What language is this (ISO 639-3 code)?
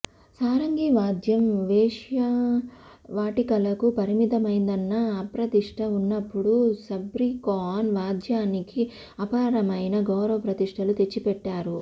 tel